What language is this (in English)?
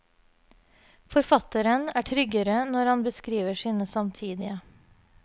Norwegian